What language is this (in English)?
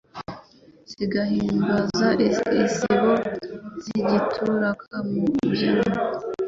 Kinyarwanda